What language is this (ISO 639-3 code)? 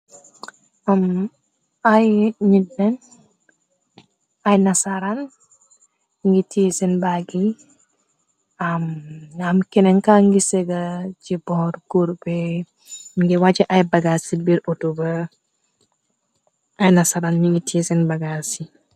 wol